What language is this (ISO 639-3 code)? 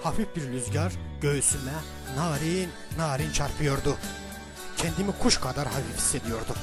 tur